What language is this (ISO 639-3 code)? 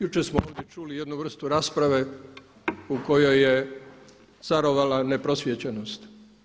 hrv